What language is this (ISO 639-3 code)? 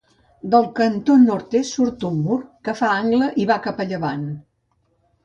cat